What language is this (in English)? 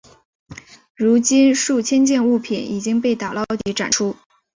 Chinese